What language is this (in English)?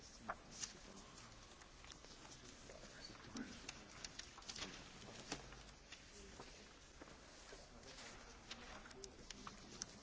Czech